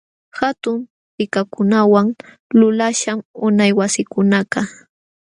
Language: Jauja Wanca Quechua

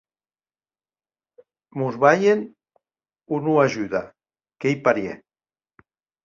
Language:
Occitan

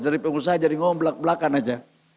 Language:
Indonesian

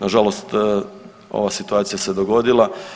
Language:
Croatian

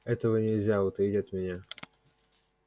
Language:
Russian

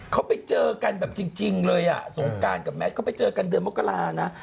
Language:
Thai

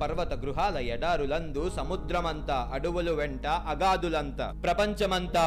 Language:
Telugu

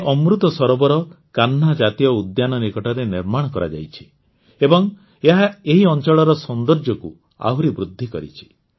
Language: Odia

